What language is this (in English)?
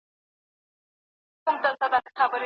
Pashto